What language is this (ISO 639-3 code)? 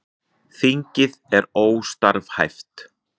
isl